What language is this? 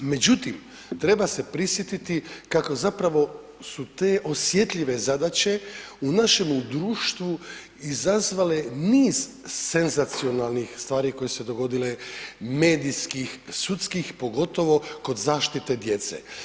Croatian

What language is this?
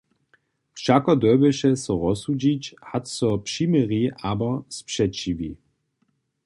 Upper Sorbian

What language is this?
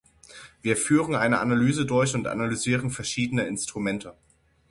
German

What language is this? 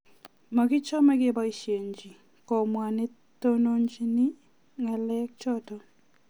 Kalenjin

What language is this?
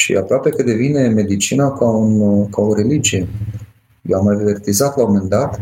Romanian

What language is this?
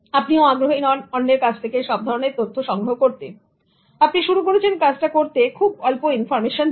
Bangla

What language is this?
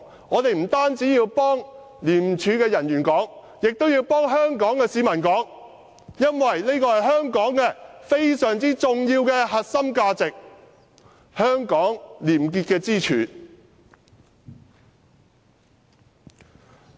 Cantonese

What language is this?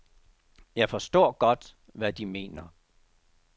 Danish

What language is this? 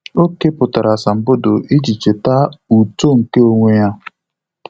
Igbo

